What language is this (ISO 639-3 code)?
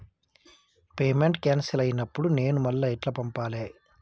tel